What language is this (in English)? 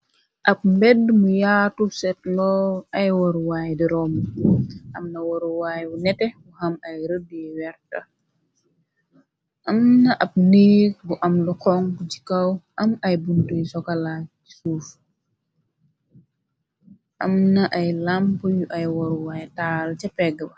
Wolof